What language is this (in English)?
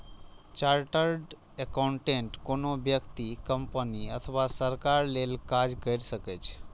Maithili